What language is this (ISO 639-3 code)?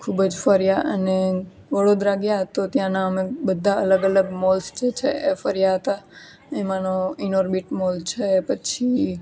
guj